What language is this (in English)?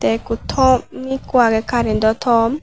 Chakma